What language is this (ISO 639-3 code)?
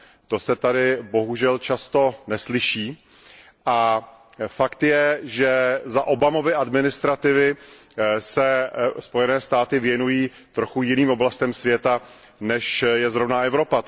ces